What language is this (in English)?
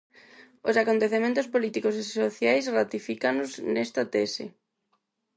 Galician